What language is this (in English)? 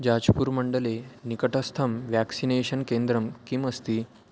Sanskrit